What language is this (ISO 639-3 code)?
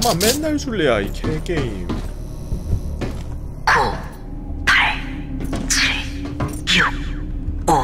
kor